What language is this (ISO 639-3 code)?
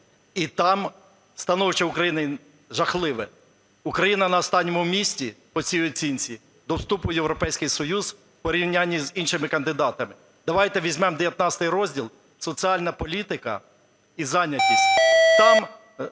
ukr